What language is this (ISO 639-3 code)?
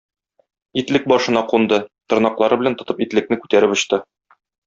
tat